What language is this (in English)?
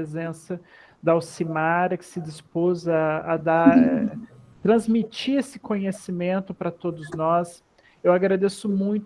Portuguese